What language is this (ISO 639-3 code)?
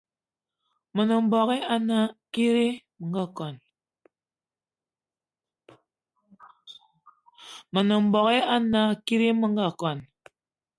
eto